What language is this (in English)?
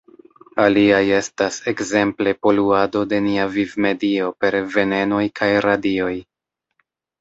Esperanto